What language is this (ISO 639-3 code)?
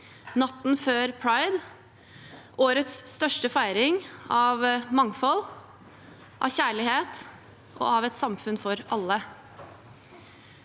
nor